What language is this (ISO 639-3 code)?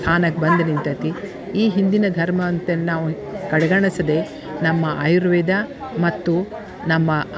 kan